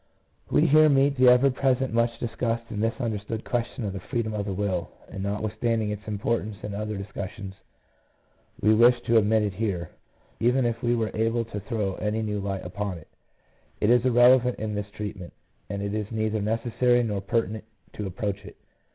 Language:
English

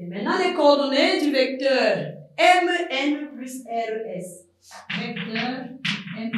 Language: French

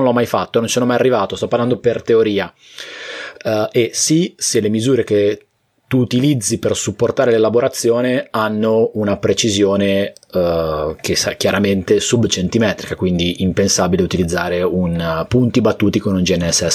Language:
Italian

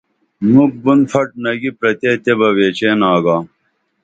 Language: Dameli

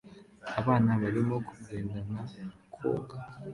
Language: Kinyarwanda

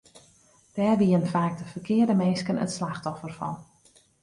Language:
Western Frisian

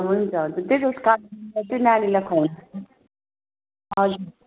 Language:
Nepali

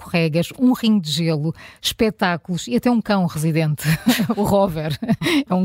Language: Portuguese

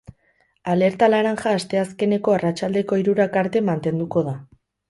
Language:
Basque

